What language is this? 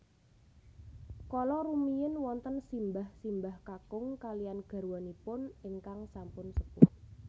Javanese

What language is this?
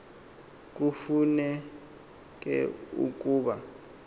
Xhosa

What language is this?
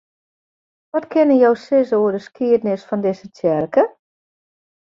Western Frisian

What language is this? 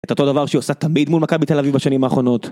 Hebrew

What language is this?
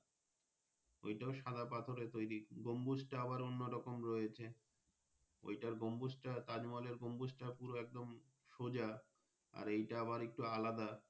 Bangla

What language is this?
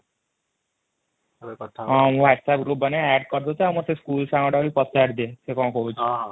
Odia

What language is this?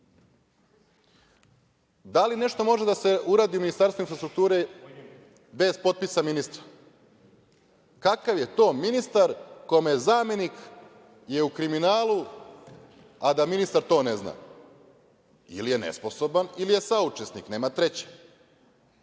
Serbian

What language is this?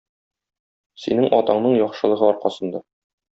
Tatar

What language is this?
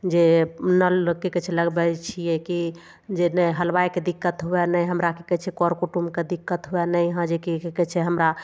Maithili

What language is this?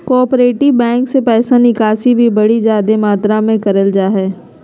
Magahi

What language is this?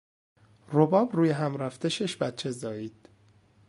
Persian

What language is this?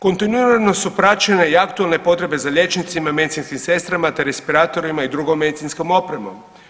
Croatian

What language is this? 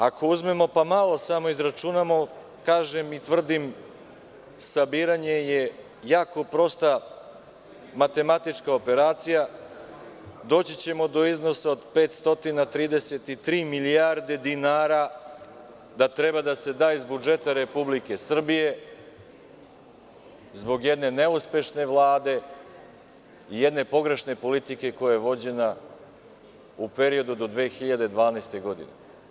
Serbian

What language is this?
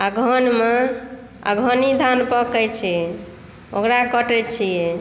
Maithili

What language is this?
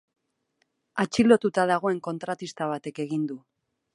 Basque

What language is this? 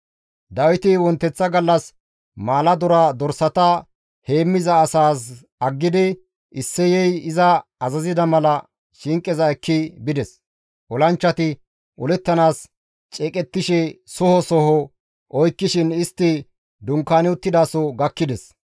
Gamo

